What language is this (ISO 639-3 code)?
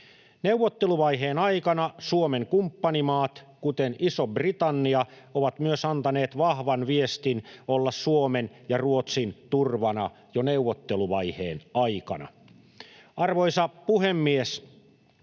fin